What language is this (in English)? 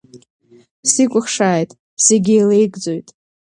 Abkhazian